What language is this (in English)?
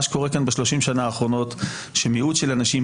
Hebrew